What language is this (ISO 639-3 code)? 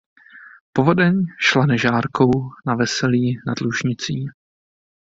ces